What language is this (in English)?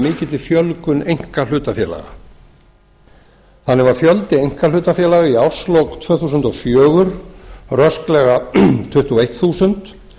Icelandic